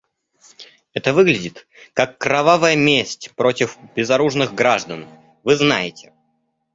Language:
Russian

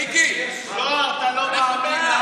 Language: Hebrew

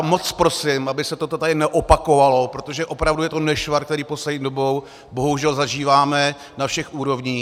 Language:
Czech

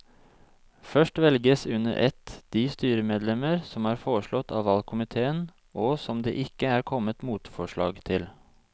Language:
Norwegian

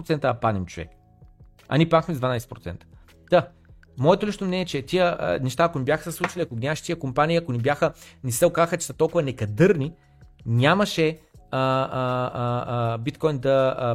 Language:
Bulgarian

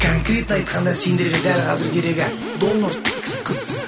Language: Kazakh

